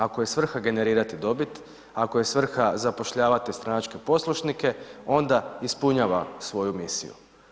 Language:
Croatian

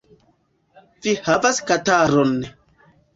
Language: Esperanto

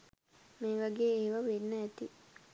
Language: Sinhala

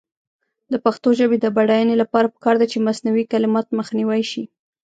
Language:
Pashto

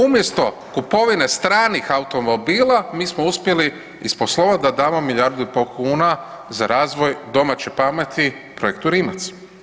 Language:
Croatian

